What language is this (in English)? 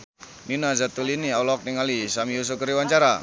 Sundanese